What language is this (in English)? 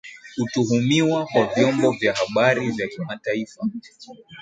Swahili